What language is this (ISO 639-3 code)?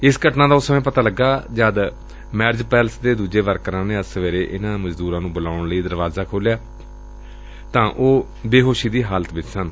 pan